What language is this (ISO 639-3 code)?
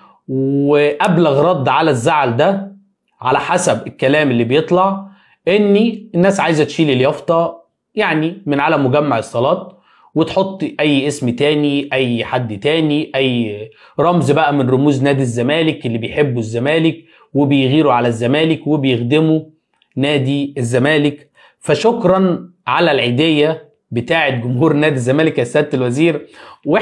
ara